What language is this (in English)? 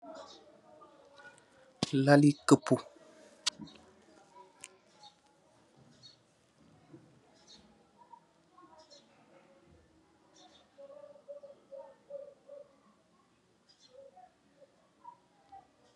Wolof